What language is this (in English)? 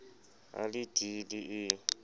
Southern Sotho